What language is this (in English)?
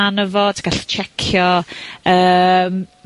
Welsh